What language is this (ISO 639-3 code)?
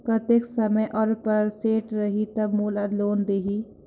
hne